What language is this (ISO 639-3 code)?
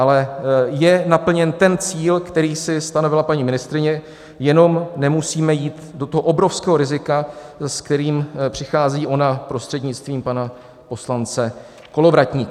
ces